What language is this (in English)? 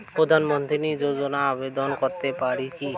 Bangla